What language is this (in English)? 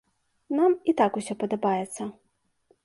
Belarusian